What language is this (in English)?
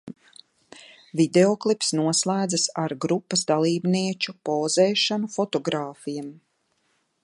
Latvian